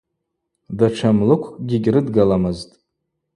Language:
Abaza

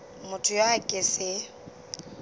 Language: Northern Sotho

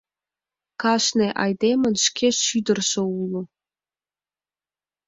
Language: Mari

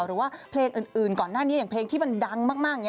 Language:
Thai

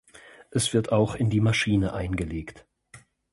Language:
German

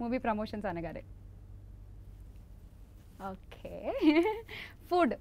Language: Telugu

